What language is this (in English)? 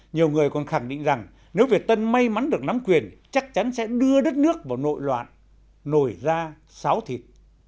Vietnamese